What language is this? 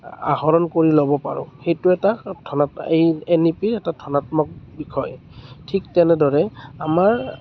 Assamese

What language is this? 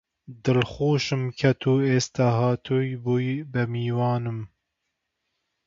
Central Kurdish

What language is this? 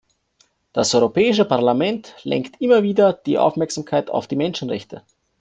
German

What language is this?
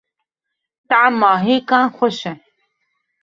Kurdish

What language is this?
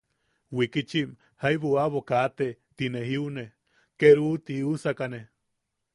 Yaqui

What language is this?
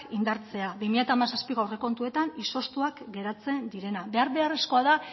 Basque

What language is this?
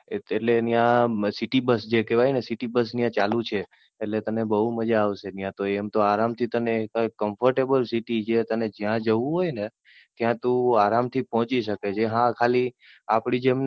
Gujarati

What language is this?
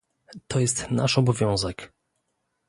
Polish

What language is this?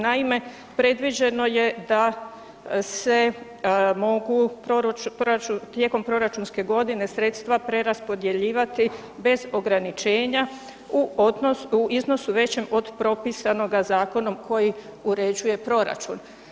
Croatian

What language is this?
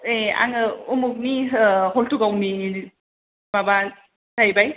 Bodo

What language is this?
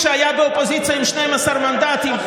Hebrew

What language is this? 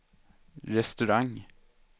Swedish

